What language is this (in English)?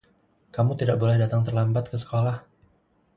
Indonesian